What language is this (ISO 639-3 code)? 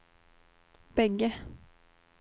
swe